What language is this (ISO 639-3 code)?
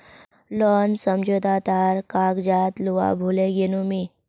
mag